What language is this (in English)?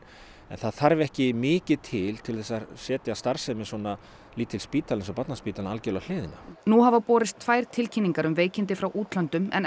Icelandic